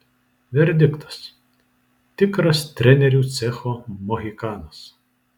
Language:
Lithuanian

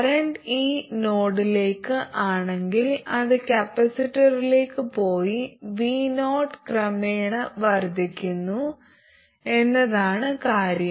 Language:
Malayalam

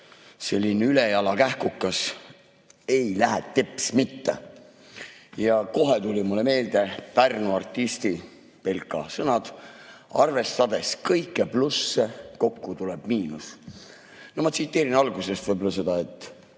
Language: Estonian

